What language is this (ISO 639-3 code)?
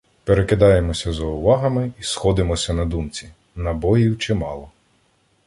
ukr